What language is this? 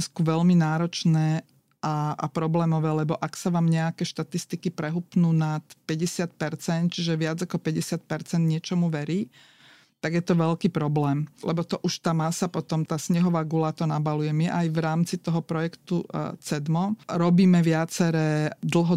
Slovak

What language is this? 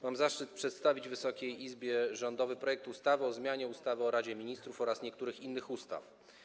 Polish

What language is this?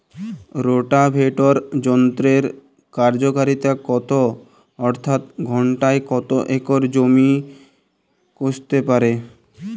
Bangla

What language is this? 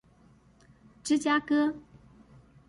Chinese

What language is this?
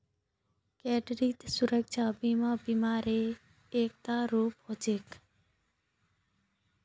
Magahi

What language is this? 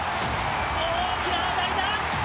Japanese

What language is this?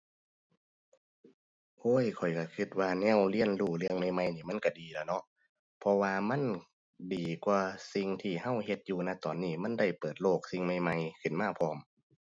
Thai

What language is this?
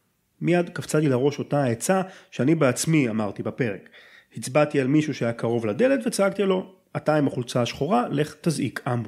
Hebrew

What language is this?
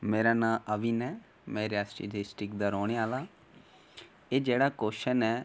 Dogri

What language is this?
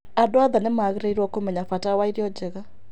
Kikuyu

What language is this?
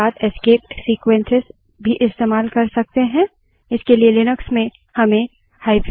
Hindi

